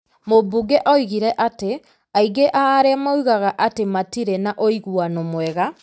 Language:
Kikuyu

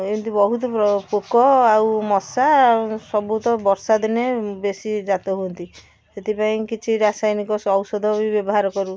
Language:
Odia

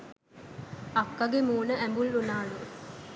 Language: Sinhala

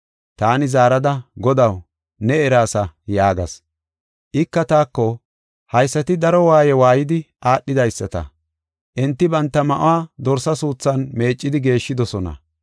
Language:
Gofa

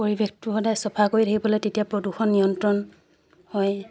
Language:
Assamese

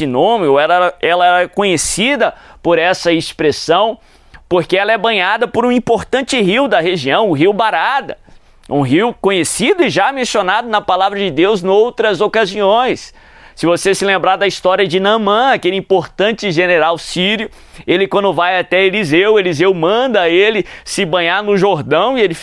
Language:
Portuguese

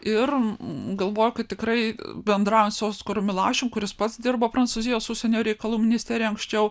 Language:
Lithuanian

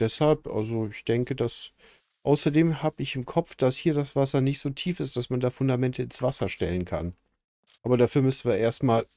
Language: German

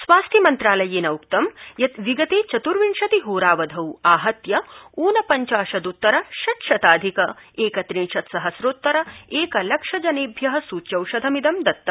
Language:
Sanskrit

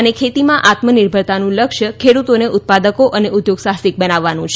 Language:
Gujarati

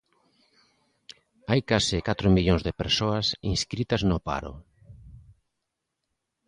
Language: Galician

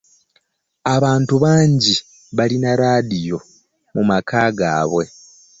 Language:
Ganda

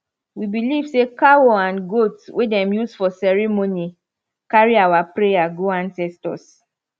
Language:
Nigerian Pidgin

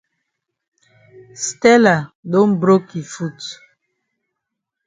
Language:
Cameroon Pidgin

